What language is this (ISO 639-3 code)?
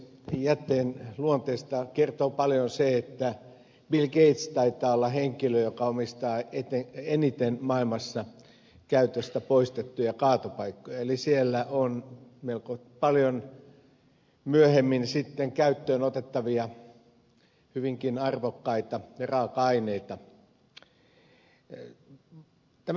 fin